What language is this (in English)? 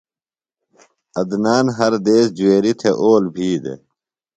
Phalura